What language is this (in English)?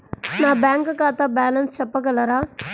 Telugu